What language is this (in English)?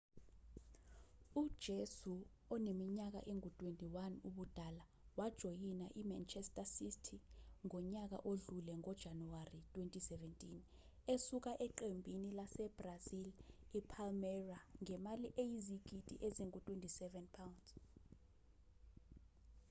Zulu